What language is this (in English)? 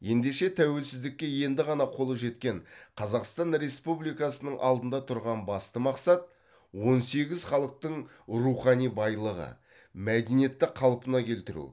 Kazakh